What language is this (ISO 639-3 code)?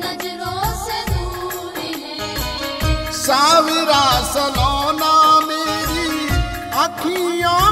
hin